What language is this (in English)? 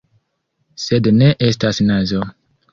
Esperanto